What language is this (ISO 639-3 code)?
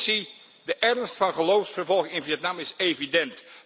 nld